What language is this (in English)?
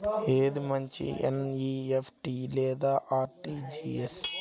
Telugu